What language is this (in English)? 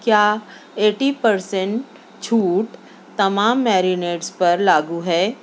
Urdu